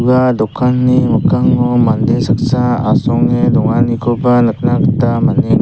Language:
Garo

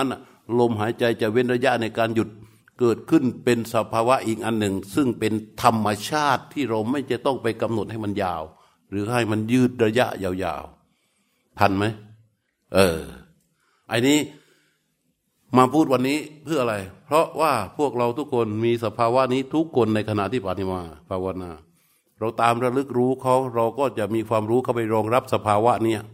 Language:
Thai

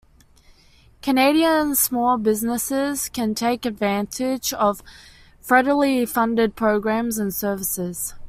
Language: English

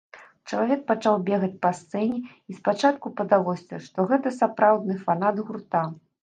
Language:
Belarusian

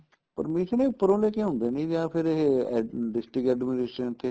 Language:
Punjabi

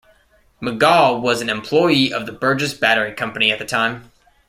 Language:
English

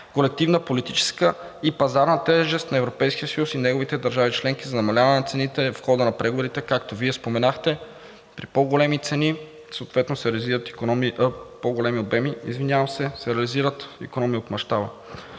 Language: Bulgarian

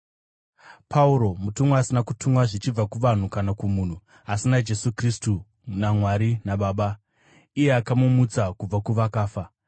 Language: Shona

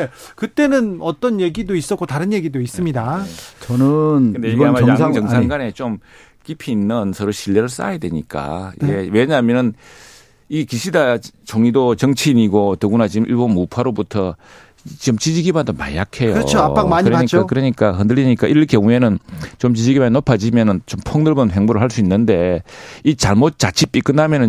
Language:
Korean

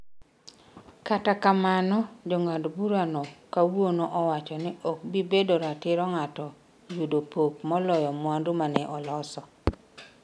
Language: Luo (Kenya and Tanzania)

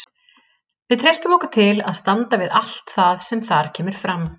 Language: Icelandic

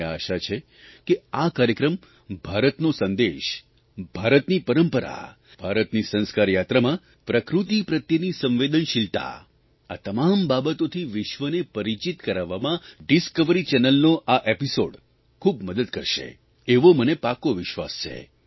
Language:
Gujarati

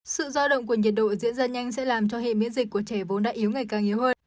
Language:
Vietnamese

